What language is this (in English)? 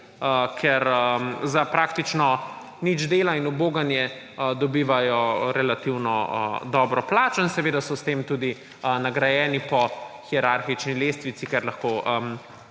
Slovenian